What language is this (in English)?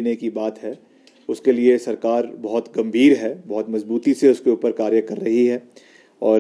Hindi